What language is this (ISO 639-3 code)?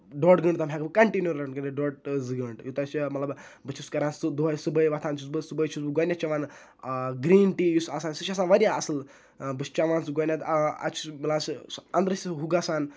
kas